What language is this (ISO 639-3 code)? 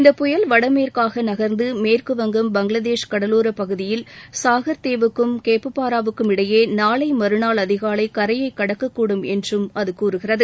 tam